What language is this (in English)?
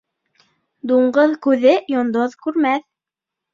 Bashkir